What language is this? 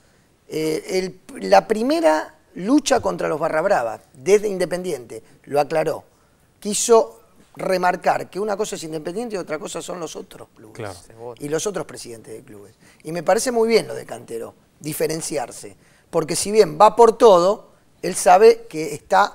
Spanish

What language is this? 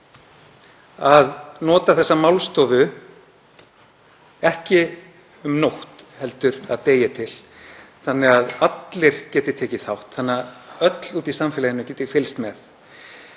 Icelandic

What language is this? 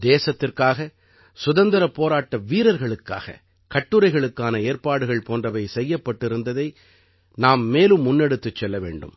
Tamil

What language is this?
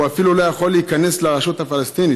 Hebrew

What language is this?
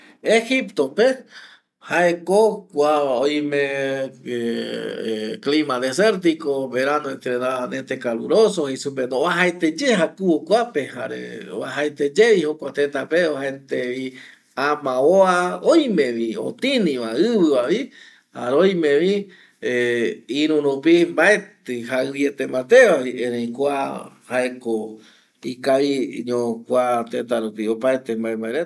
Eastern Bolivian Guaraní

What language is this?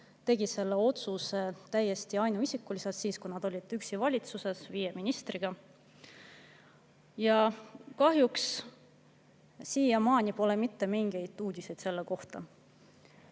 Estonian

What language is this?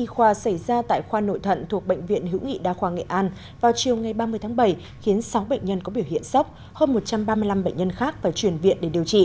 Vietnamese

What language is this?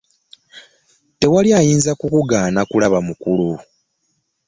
Ganda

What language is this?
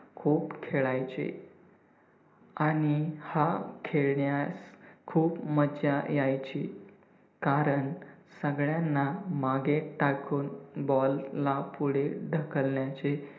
Marathi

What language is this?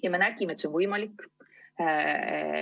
Estonian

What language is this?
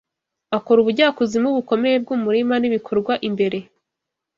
Kinyarwanda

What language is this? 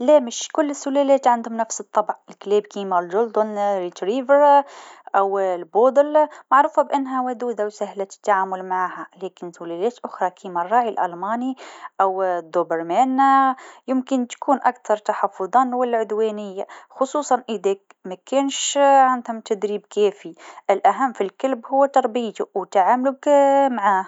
Tunisian Arabic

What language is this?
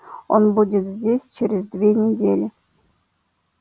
Russian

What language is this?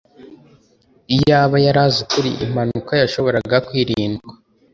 Kinyarwanda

